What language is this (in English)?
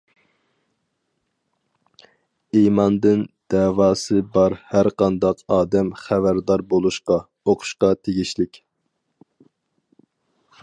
Uyghur